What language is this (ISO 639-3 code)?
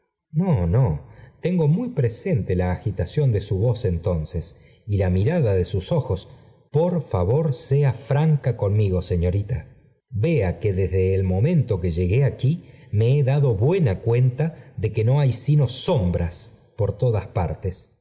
spa